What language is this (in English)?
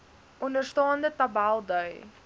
Afrikaans